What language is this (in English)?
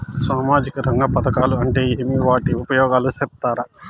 Telugu